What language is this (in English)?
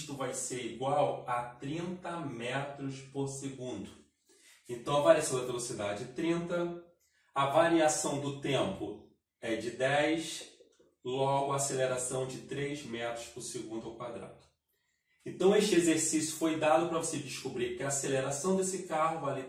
Portuguese